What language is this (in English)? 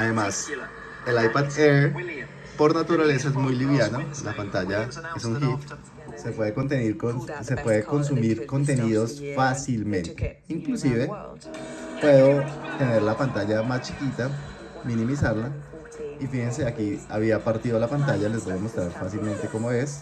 Spanish